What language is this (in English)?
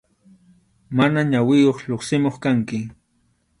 Arequipa-La Unión Quechua